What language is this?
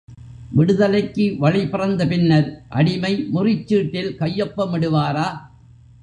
Tamil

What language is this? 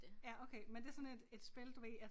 Danish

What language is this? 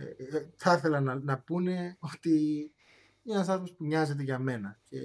Greek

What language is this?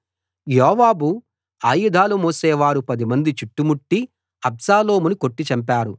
Telugu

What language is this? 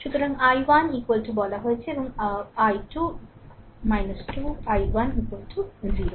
Bangla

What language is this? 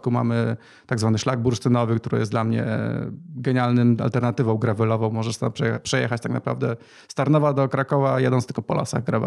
Polish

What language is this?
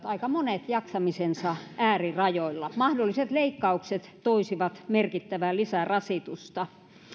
Finnish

